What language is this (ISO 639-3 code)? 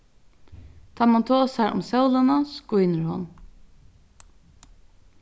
fao